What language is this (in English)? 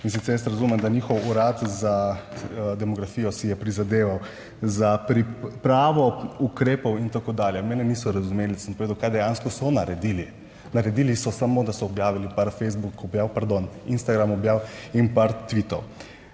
Slovenian